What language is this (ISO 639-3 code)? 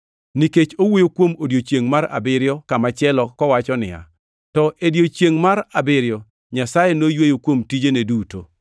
luo